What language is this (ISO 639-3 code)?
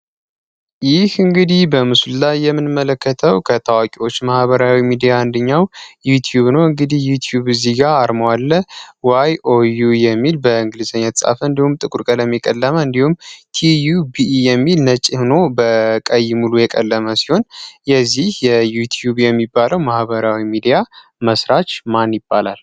amh